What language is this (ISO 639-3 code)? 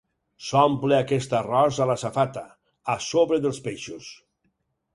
cat